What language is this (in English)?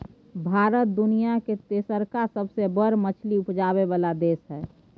Maithili